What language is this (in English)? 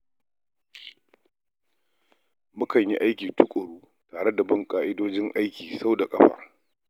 Hausa